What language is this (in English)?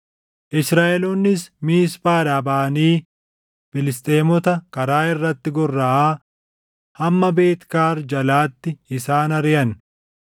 Oromo